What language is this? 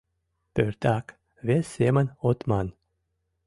Mari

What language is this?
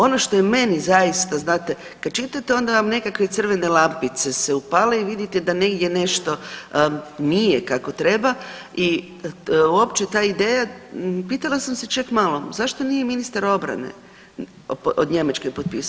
Croatian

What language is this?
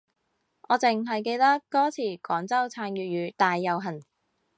Cantonese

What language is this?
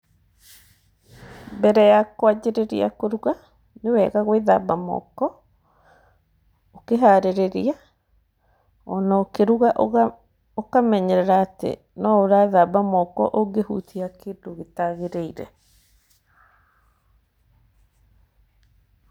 Kikuyu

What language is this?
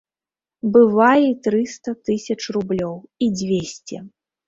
Belarusian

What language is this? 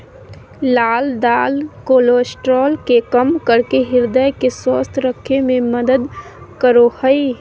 Magahi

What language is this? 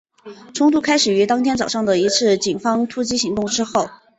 Chinese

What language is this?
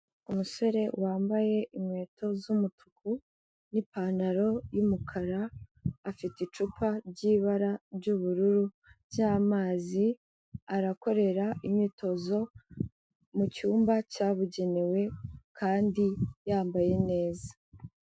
Kinyarwanda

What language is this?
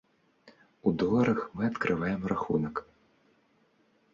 Belarusian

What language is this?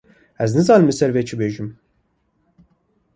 Kurdish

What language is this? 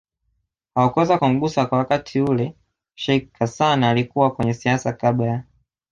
Swahili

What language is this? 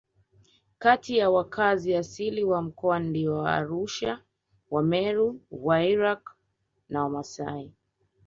Swahili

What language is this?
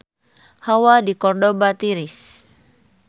Sundanese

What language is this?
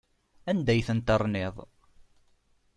Kabyle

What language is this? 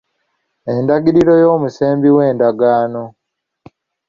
Ganda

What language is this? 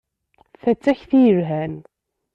Kabyle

